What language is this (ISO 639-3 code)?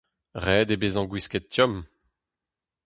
bre